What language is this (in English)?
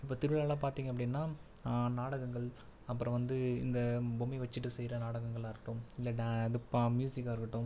Tamil